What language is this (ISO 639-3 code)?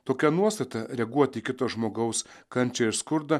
lit